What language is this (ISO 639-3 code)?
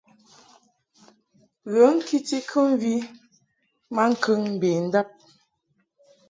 mhk